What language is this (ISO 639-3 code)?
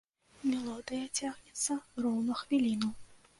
bel